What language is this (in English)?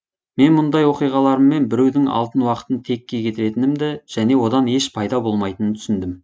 Kazakh